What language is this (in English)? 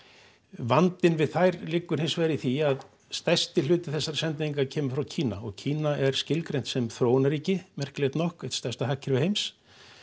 Icelandic